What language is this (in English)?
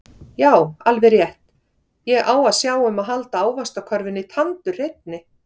Icelandic